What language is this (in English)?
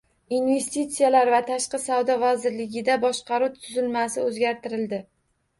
Uzbek